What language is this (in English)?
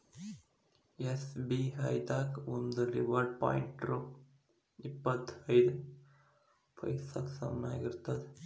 Kannada